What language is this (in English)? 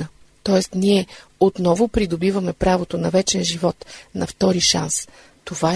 Bulgarian